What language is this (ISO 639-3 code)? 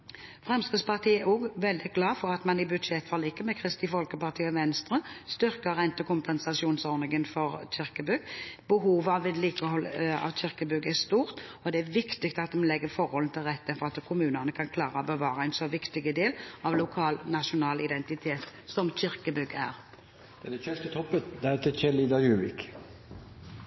nob